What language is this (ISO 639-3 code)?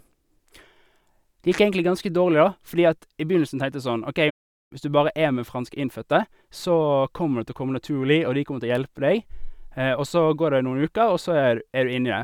nor